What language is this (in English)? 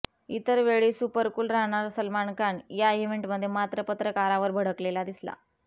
Marathi